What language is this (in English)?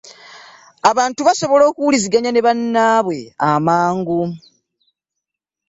Ganda